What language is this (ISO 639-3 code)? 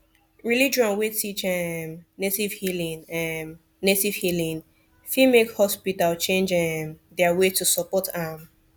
pcm